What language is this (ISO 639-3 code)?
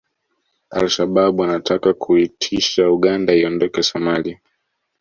swa